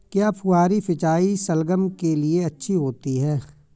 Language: Hindi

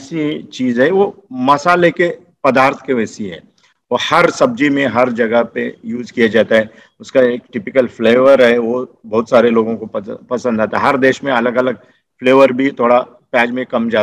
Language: Hindi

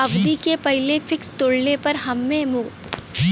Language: Bhojpuri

